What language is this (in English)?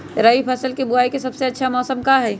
Magahi